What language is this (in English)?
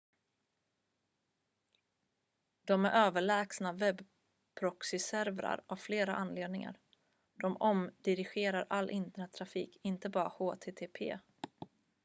Swedish